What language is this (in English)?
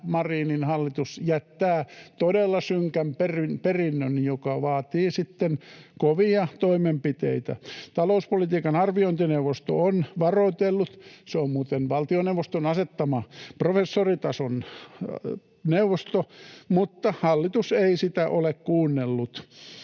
Finnish